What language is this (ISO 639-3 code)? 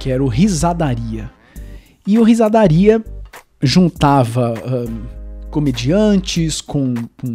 por